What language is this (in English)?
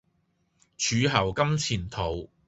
Cantonese